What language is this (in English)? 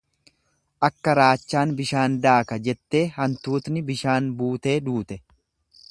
Oromo